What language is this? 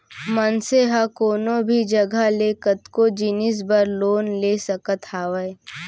Chhattisgarhi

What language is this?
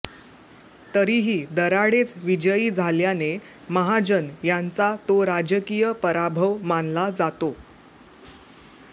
Marathi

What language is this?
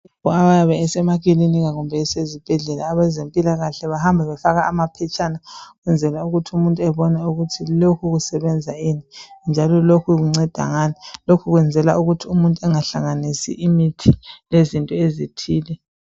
North Ndebele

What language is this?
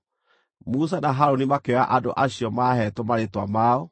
Kikuyu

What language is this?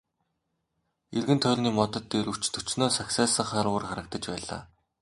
Mongolian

